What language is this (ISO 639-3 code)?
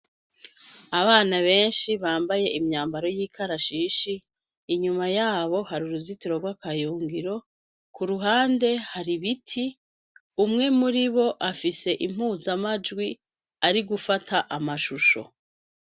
run